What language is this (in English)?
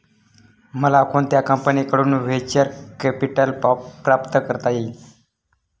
Marathi